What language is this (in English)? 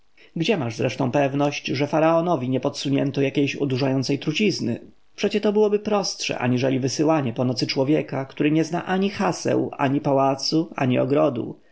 Polish